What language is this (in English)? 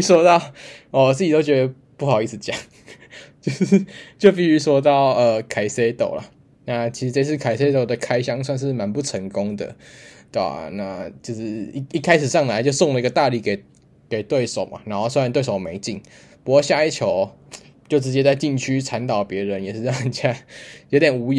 Chinese